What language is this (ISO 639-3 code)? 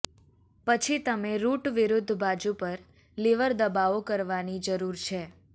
guj